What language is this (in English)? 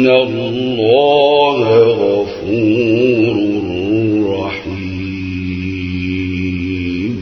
Arabic